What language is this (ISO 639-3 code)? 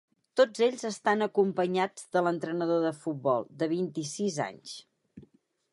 cat